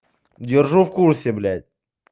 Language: Russian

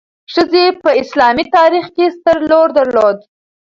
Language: Pashto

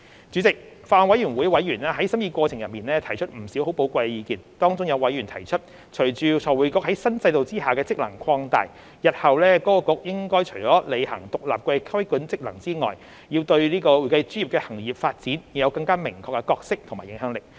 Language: Cantonese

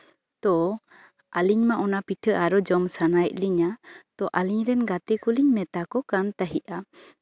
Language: Santali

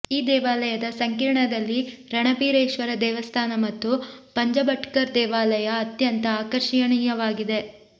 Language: Kannada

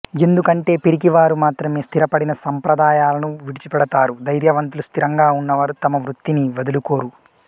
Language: Telugu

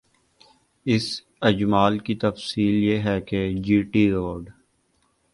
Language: Urdu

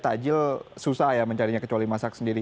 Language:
Indonesian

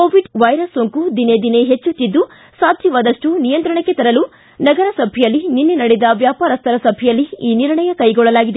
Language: Kannada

